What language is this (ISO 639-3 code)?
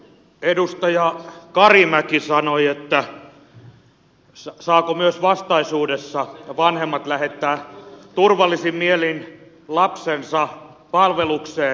fin